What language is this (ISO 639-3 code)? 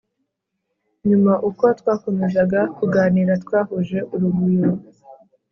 kin